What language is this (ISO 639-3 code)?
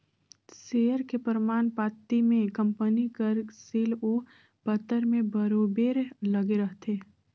hne